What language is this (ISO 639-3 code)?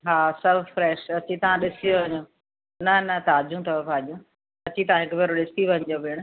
snd